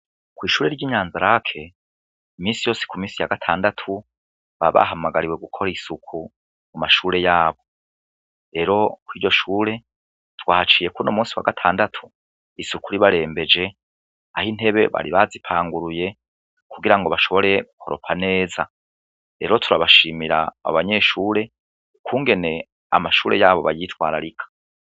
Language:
Rundi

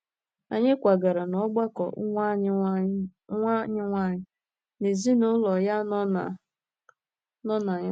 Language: Igbo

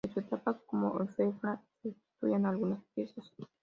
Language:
Spanish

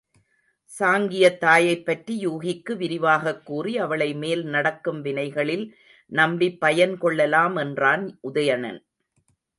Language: Tamil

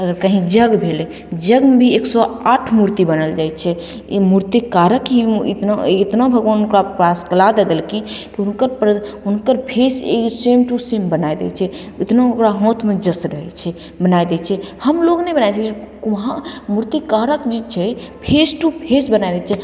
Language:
Maithili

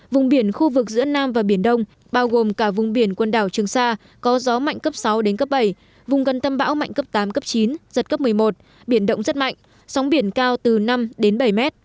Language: Vietnamese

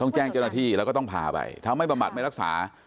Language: Thai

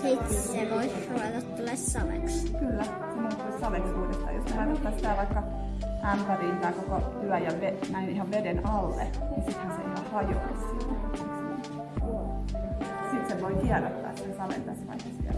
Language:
Finnish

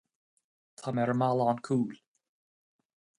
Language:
Irish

